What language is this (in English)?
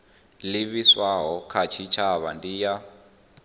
Venda